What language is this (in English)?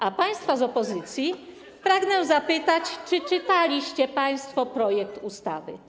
Polish